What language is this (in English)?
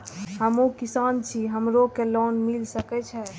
Maithili